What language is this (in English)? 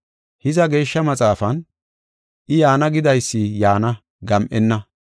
Gofa